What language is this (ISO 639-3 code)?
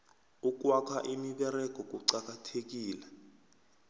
nbl